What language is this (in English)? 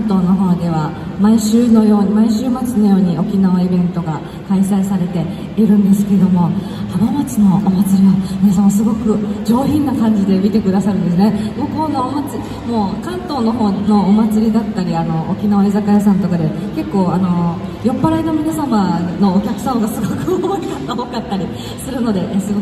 Japanese